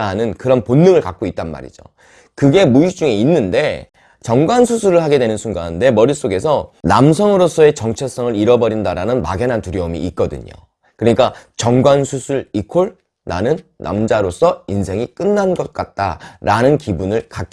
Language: Korean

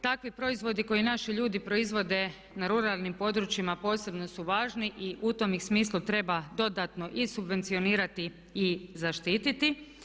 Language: Croatian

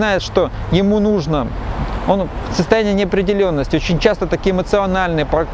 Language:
Russian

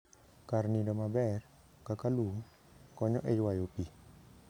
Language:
Luo (Kenya and Tanzania)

